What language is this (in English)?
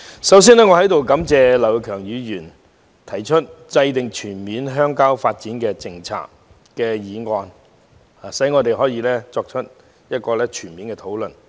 Cantonese